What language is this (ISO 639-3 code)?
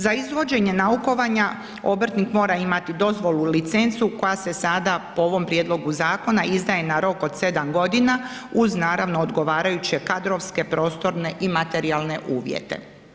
hrv